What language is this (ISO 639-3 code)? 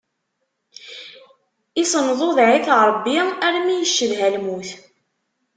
kab